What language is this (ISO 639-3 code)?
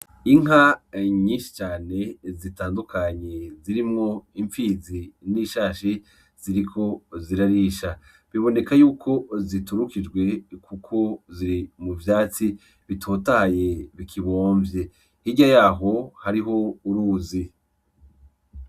run